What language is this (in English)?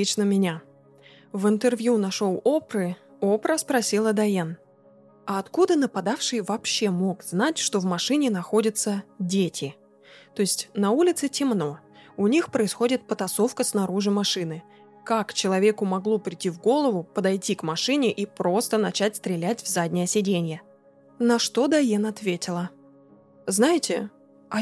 Russian